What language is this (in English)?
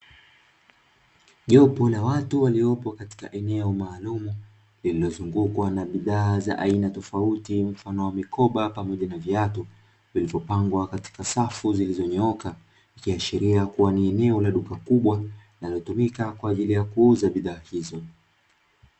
Swahili